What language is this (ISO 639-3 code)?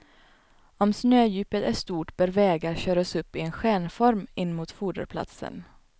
swe